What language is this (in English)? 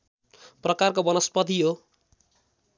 Nepali